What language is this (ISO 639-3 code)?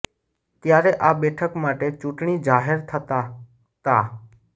guj